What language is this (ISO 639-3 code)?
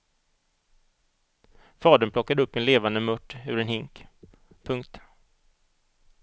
swe